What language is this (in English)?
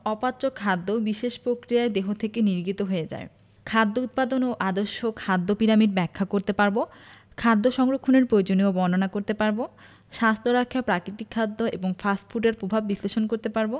Bangla